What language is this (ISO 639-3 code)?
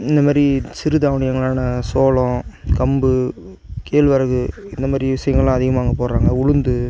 tam